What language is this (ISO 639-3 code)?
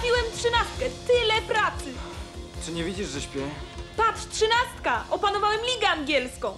pol